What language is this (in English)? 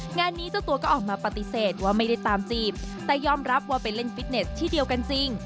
Thai